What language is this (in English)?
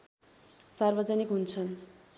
Nepali